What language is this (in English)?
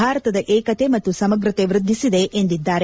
Kannada